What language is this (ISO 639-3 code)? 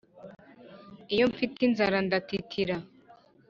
kin